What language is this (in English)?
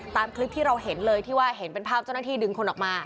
Thai